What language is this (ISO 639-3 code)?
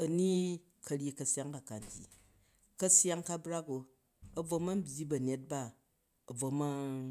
kaj